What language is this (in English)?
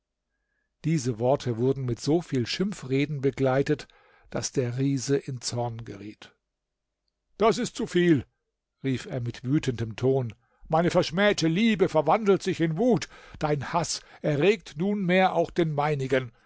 German